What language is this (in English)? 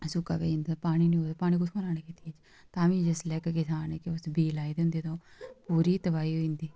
Dogri